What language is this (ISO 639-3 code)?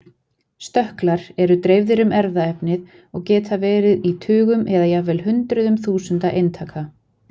isl